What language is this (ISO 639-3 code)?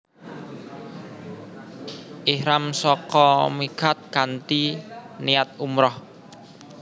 jav